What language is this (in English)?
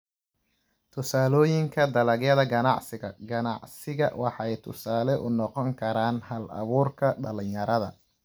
Somali